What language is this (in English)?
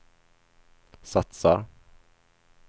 Swedish